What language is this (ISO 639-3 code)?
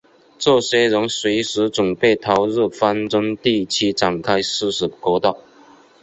zho